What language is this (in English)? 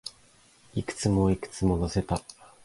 Japanese